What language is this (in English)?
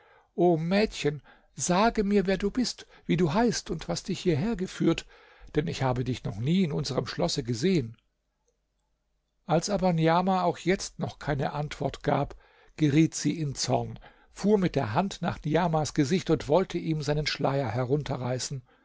German